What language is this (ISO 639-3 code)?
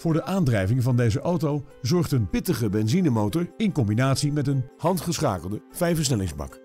nld